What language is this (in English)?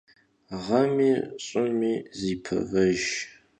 Kabardian